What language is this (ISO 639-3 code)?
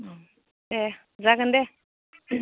brx